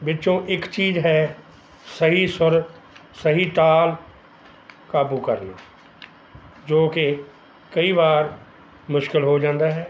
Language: Punjabi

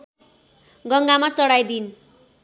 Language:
Nepali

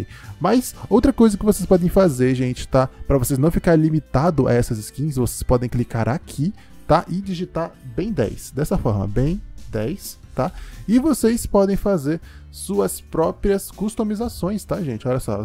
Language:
Portuguese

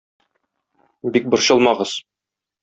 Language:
Tatar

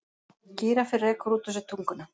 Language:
Icelandic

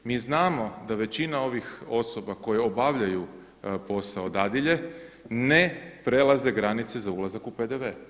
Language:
Croatian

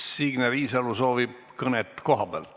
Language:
Estonian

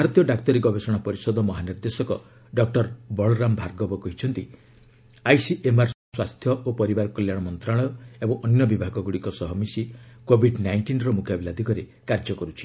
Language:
Odia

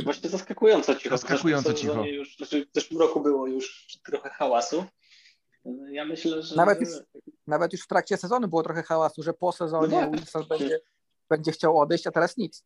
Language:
Polish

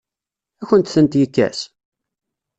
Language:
Kabyle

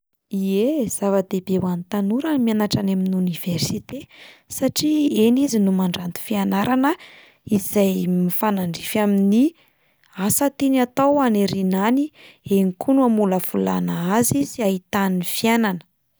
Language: Malagasy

